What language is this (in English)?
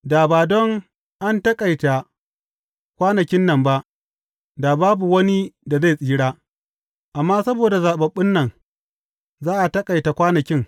Hausa